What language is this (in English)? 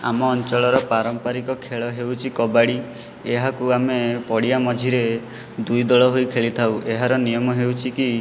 Odia